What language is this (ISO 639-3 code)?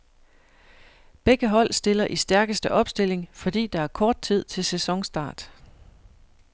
dan